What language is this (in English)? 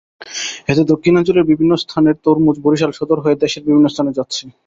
Bangla